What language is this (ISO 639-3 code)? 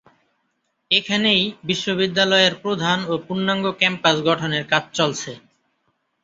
ben